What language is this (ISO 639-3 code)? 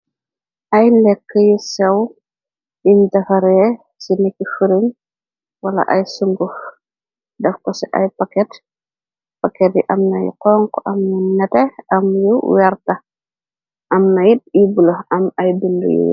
wol